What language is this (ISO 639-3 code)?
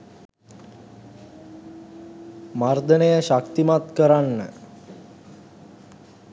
sin